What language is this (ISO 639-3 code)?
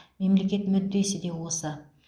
kaz